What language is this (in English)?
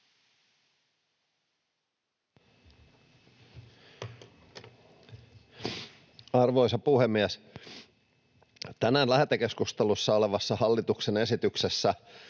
Finnish